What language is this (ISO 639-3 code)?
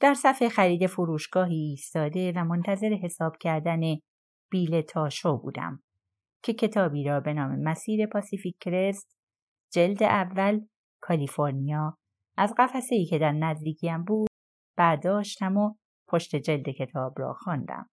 fas